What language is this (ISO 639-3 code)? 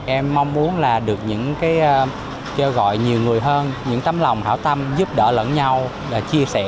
vie